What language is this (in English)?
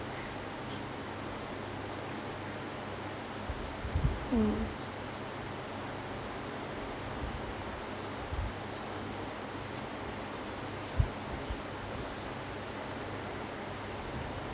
English